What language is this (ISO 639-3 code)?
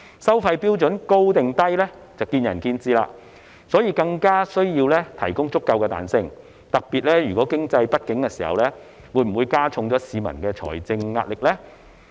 yue